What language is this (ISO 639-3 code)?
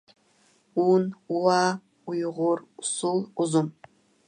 uig